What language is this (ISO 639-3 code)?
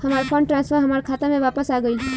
bho